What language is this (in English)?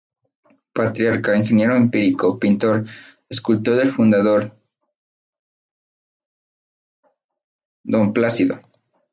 Spanish